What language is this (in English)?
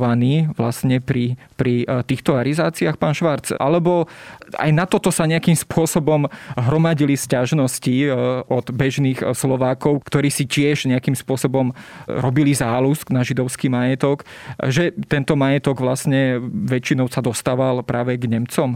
Slovak